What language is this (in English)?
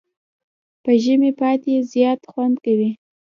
Pashto